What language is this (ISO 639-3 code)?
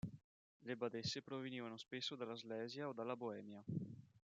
ita